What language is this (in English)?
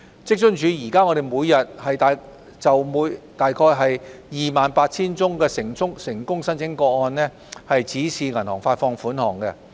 Cantonese